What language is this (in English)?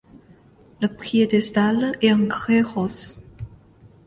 French